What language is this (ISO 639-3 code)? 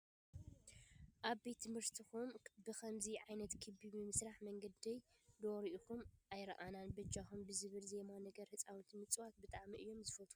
tir